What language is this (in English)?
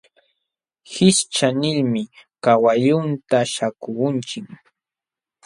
Jauja Wanca Quechua